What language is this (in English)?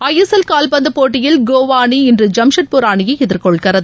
Tamil